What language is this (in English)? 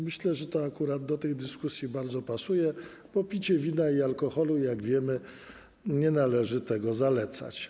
Polish